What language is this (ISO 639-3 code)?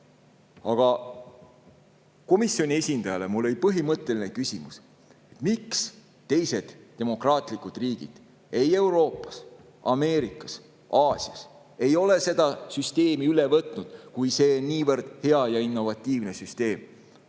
est